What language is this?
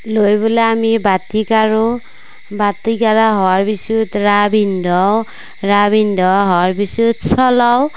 Assamese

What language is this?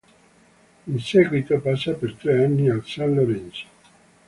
Italian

